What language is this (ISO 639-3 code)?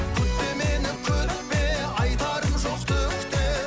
kaz